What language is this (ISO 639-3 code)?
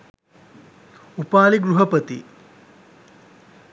sin